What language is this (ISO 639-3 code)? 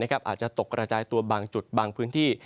tha